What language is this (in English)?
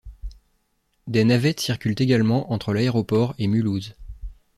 French